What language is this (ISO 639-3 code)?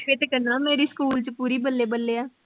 pan